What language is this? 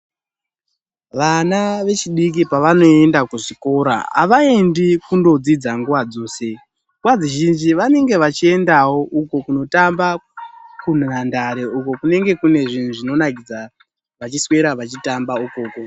Ndau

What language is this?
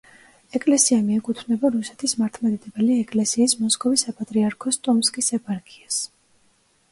Georgian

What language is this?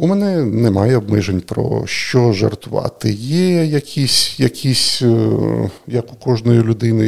Ukrainian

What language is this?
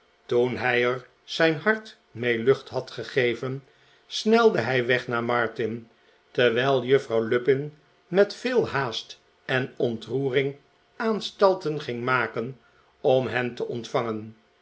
Dutch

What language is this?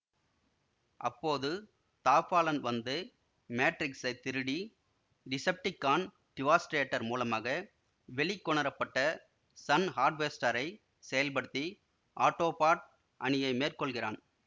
Tamil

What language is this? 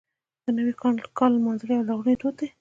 Pashto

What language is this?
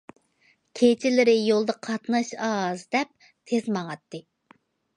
Uyghur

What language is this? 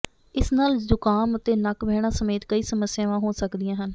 Punjabi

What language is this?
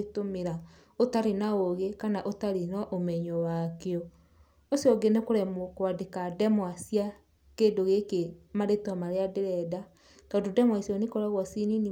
Kikuyu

